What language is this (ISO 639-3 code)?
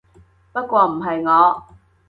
yue